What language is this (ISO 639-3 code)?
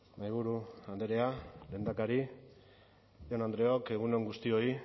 eus